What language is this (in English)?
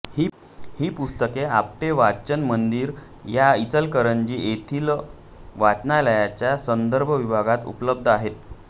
Marathi